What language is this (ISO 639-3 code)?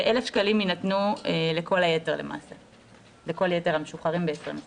heb